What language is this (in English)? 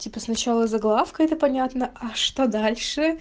Russian